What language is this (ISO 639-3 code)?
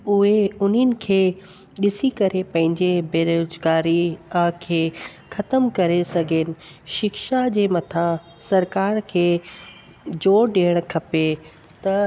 snd